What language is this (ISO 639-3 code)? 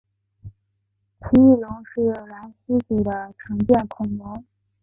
zho